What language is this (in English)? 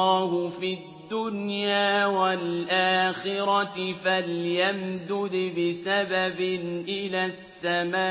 Arabic